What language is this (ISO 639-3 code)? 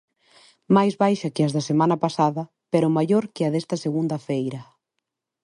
glg